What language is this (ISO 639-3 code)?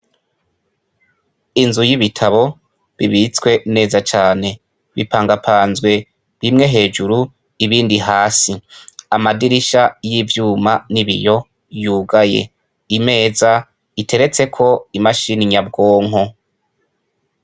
run